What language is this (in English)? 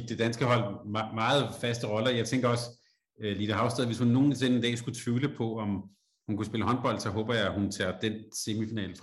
Danish